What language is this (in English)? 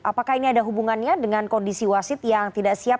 Indonesian